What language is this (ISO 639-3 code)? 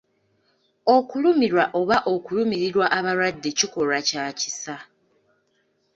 lug